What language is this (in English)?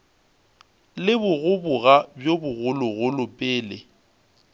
Northern Sotho